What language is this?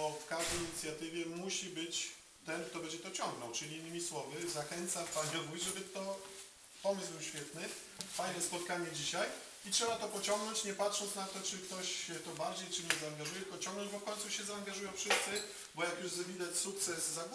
Polish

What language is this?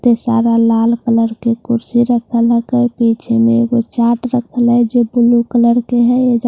Hindi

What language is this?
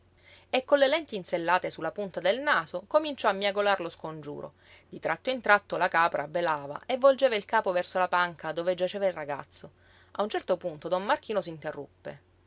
Italian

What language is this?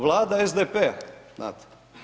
Croatian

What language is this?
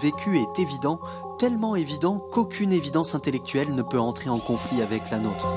French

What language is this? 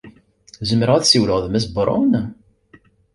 Kabyle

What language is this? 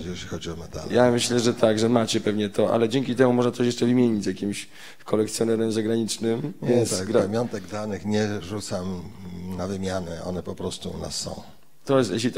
Polish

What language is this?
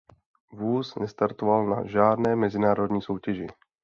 Czech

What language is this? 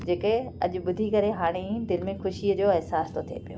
Sindhi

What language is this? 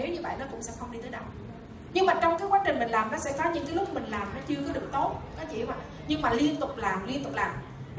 Vietnamese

